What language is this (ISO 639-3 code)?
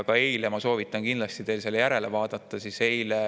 est